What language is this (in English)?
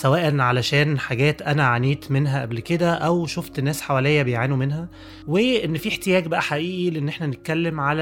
Arabic